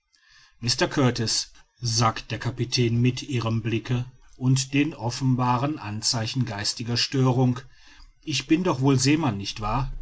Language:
German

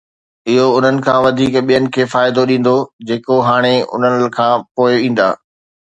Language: Sindhi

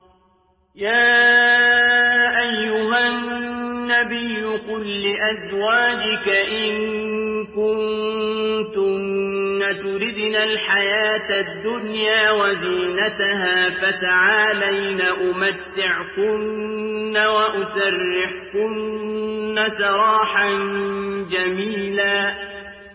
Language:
Arabic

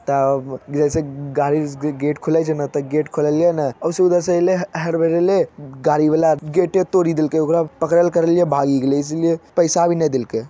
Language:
Magahi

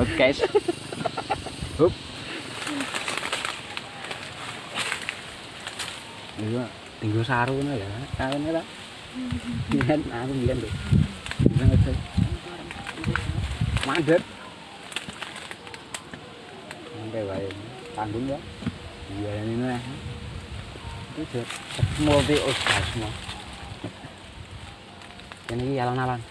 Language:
Indonesian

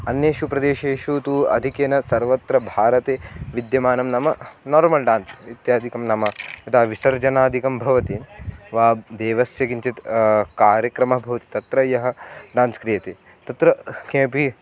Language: Sanskrit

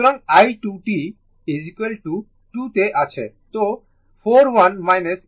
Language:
Bangla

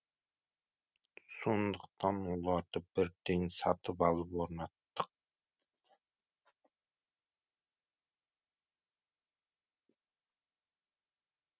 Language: Kazakh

